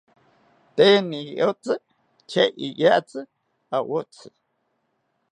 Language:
South Ucayali Ashéninka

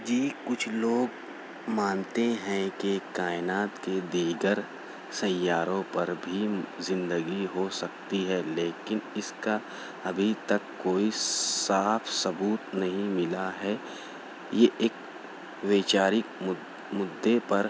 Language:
Urdu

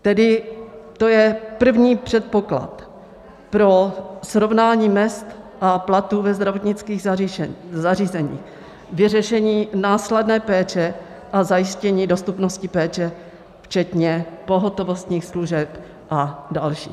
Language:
Czech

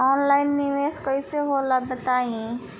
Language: Bhojpuri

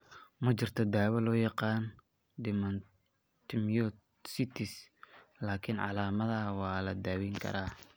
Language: Somali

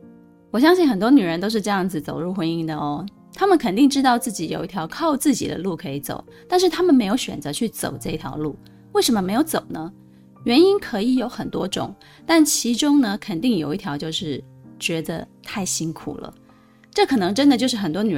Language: Chinese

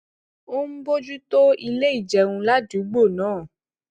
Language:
Yoruba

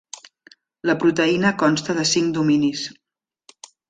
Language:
Catalan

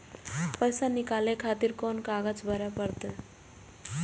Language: Maithili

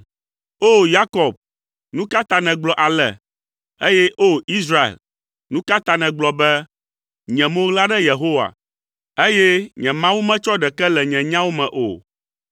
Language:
Ewe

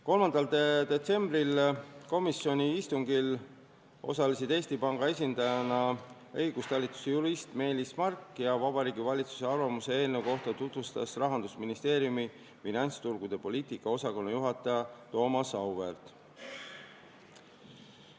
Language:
Estonian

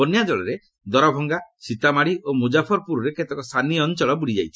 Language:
Odia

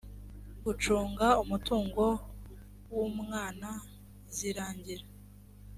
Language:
Kinyarwanda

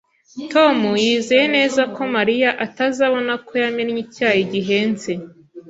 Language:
Kinyarwanda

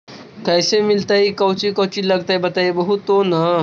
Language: Magahi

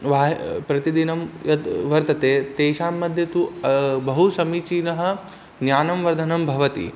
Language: Sanskrit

